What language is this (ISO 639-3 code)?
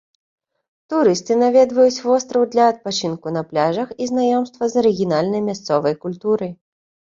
bel